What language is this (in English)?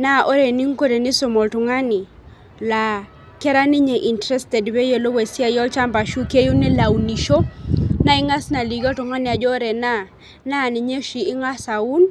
Masai